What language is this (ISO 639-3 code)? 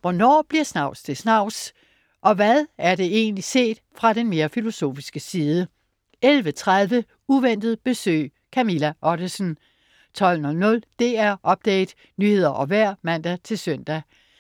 dan